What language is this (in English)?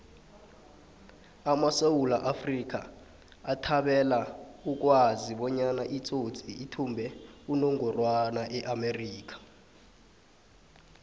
South Ndebele